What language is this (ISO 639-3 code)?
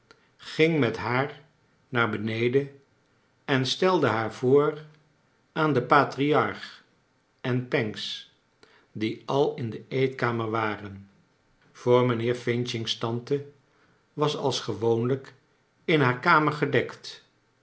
nld